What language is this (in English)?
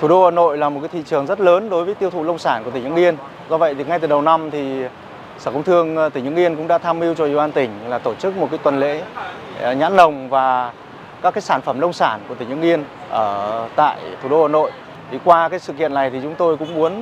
Vietnamese